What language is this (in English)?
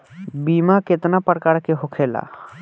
Bhojpuri